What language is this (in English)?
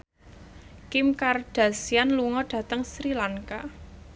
Javanese